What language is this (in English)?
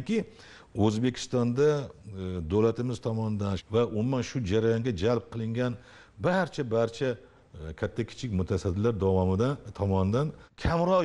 Turkish